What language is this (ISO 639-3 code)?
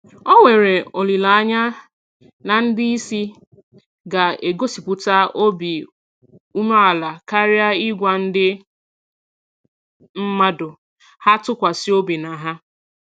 ibo